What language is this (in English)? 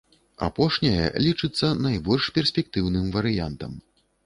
Belarusian